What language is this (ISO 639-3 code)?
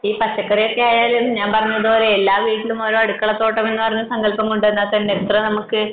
mal